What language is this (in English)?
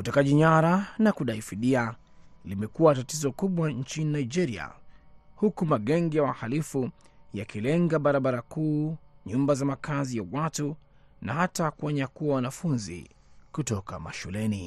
Swahili